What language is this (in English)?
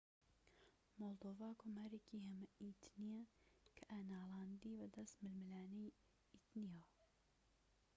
Central Kurdish